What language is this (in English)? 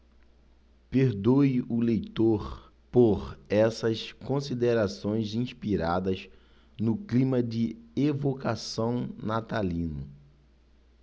Portuguese